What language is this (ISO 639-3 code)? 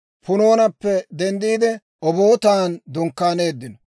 dwr